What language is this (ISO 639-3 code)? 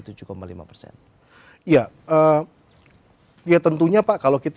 ind